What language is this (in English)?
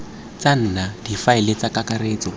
Tswana